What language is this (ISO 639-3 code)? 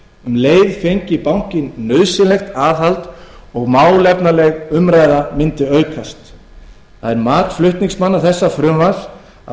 isl